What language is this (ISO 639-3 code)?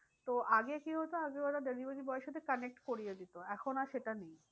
ben